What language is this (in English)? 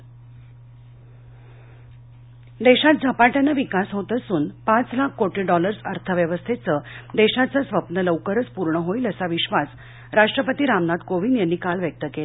Marathi